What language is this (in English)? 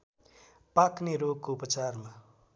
Nepali